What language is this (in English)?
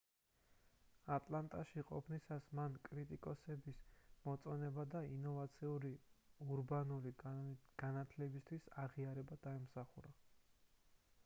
Georgian